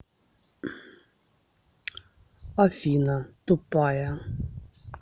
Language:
Russian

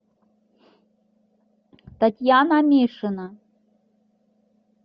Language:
Russian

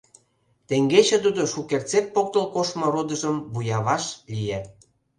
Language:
Mari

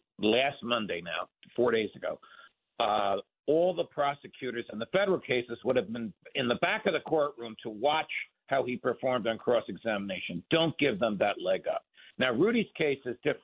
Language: English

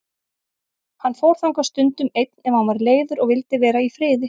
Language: Icelandic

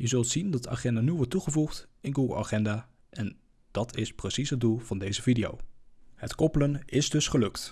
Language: Dutch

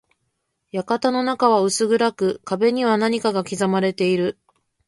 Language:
Japanese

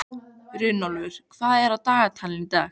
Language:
Icelandic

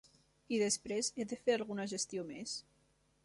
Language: Catalan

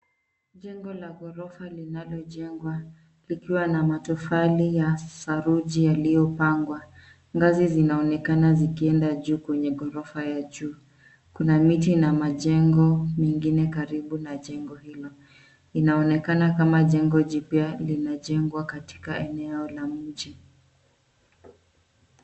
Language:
Swahili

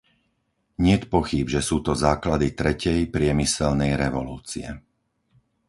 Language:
Slovak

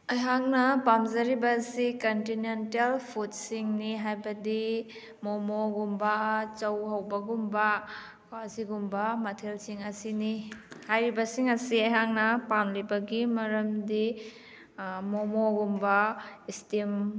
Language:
Manipuri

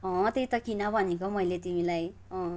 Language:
Nepali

